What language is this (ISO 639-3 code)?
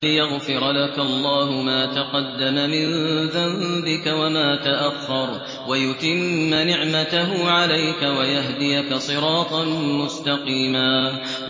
ara